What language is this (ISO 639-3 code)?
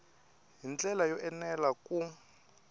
tso